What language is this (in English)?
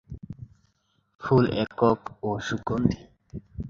Bangla